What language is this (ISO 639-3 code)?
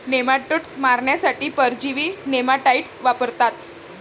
mar